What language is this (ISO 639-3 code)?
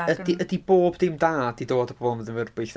cym